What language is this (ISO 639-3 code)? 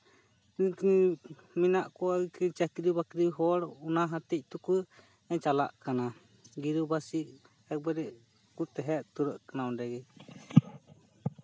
sat